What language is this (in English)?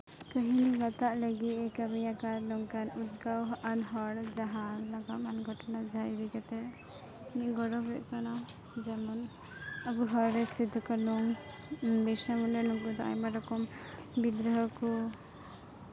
Santali